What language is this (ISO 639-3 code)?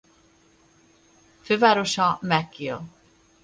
hun